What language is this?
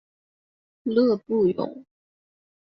Chinese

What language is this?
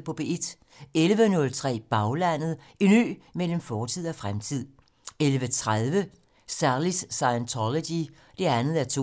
Danish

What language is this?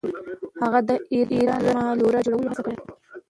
Pashto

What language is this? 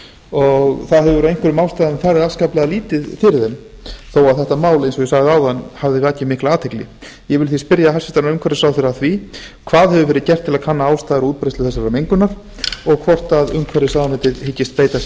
Icelandic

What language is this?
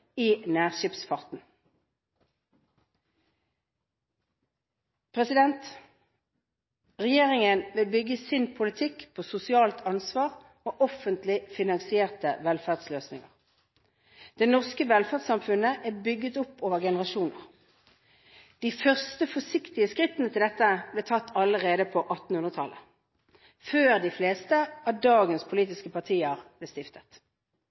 Norwegian Bokmål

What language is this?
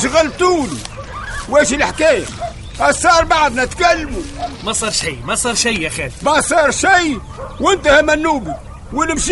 Arabic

